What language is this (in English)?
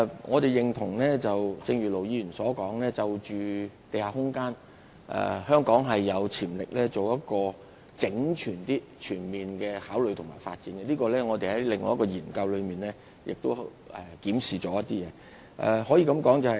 Cantonese